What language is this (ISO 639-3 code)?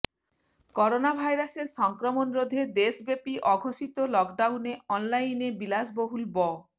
ben